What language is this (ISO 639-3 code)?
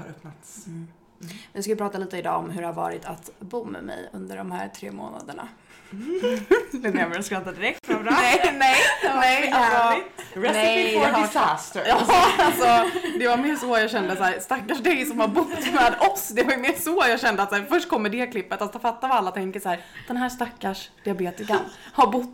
swe